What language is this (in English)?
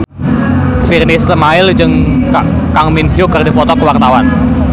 Sundanese